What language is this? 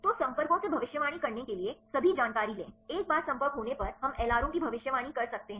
Hindi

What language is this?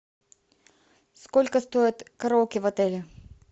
Russian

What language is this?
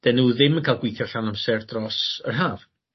Welsh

